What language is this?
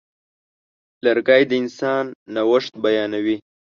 Pashto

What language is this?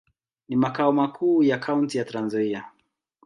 Swahili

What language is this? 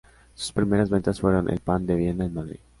Spanish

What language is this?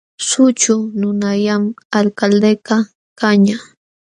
Jauja Wanca Quechua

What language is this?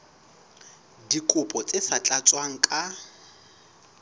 Southern Sotho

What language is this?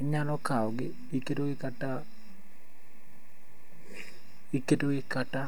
Luo (Kenya and Tanzania)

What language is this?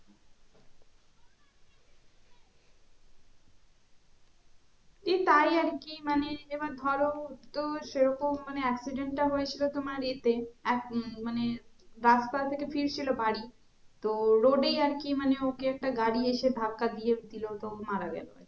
Bangla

